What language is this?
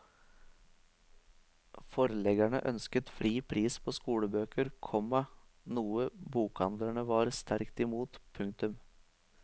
Norwegian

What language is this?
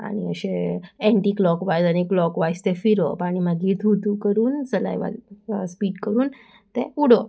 Konkani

